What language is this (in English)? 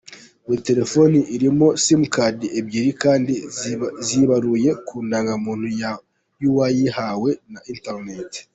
Kinyarwanda